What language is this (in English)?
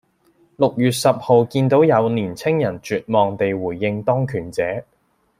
Cantonese